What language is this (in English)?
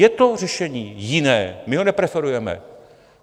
Czech